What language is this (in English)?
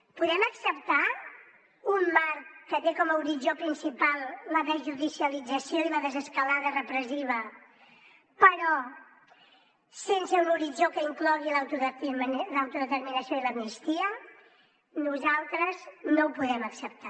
Catalan